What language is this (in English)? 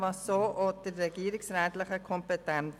Swiss German